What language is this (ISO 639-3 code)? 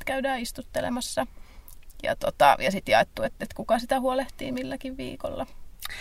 fin